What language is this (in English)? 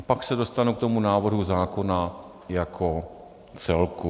Czech